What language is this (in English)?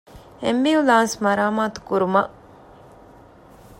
Divehi